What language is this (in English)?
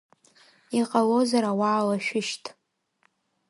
Abkhazian